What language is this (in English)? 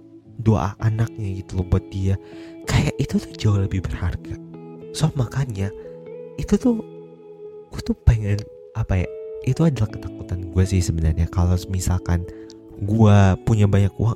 Indonesian